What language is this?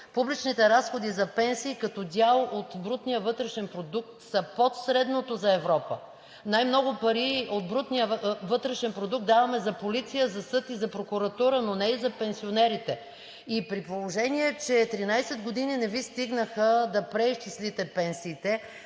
Bulgarian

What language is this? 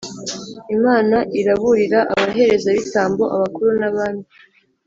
Kinyarwanda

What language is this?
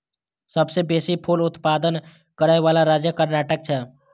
Maithili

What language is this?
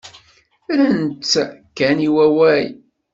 Kabyle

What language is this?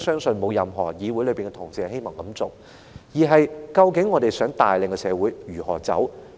Cantonese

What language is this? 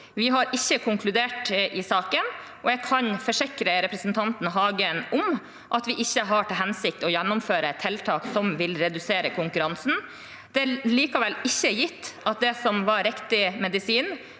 Norwegian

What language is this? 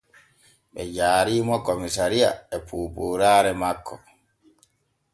Borgu Fulfulde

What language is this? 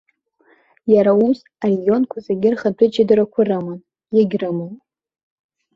Abkhazian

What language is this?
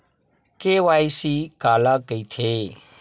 Chhattisgarhi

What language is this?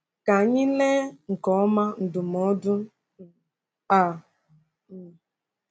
Igbo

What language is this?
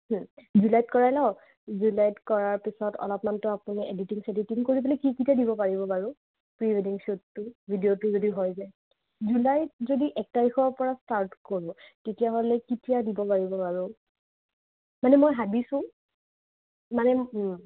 Assamese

